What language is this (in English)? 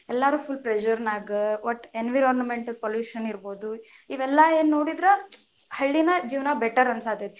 Kannada